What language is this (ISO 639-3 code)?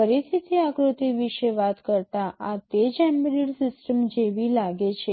guj